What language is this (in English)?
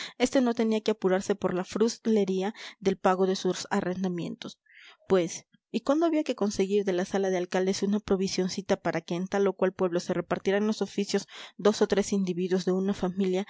Spanish